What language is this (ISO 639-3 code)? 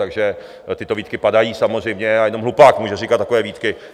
ces